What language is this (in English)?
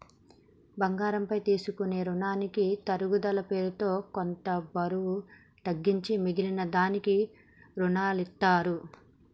Telugu